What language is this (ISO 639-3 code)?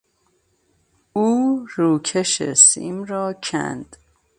fas